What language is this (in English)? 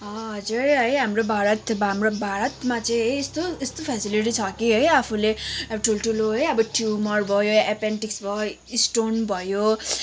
Nepali